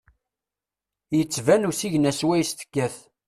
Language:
Kabyle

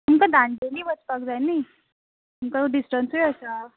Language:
Konkani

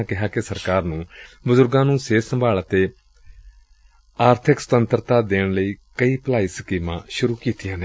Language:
Punjabi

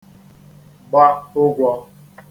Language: Igbo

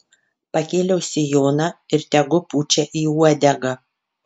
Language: Lithuanian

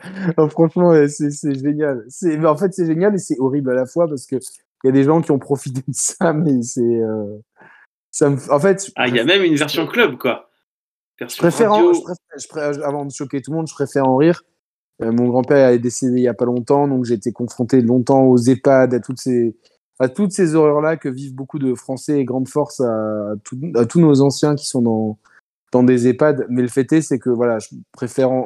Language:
French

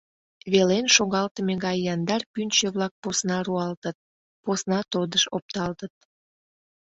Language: Mari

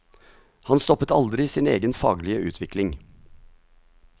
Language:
Norwegian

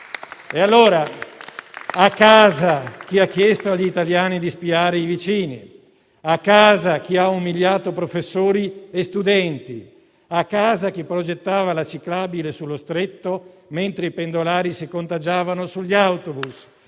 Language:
Italian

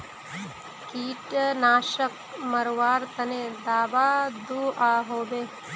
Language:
Magahi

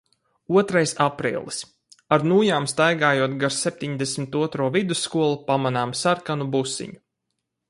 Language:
Latvian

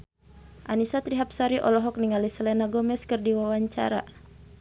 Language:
Sundanese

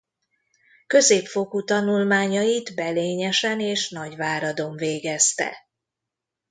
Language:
Hungarian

